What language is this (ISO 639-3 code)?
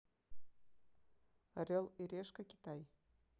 rus